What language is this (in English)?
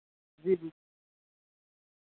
Dogri